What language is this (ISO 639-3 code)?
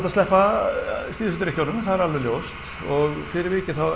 isl